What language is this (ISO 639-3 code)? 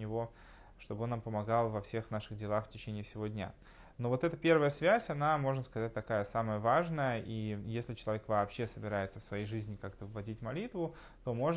rus